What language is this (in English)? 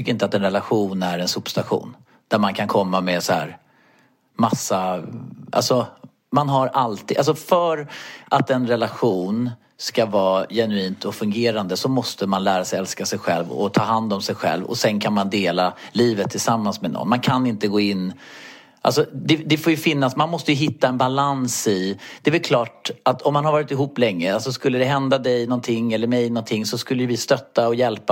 Swedish